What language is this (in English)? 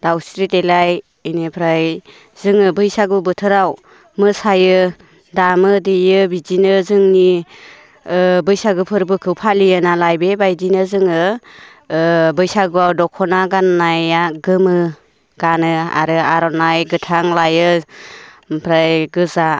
Bodo